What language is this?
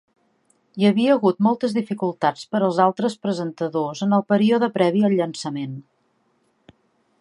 Catalan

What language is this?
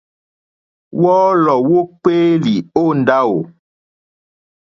Mokpwe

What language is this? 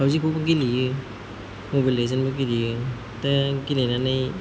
Bodo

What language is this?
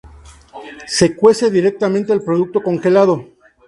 Spanish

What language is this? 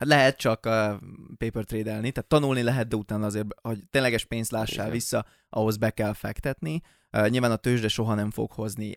Hungarian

